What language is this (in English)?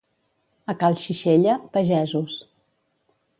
Catalan